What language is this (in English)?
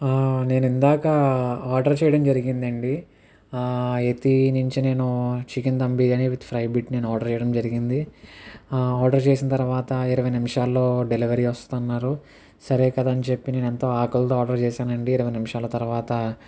Telugu